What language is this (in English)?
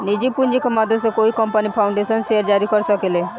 Bhojpuri